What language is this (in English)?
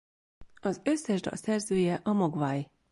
Hungarian